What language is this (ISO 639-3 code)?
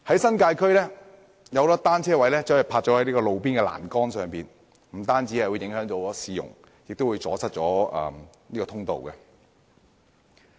yue